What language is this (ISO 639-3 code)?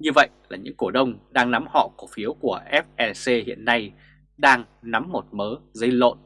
vie